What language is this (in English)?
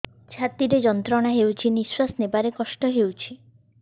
Odia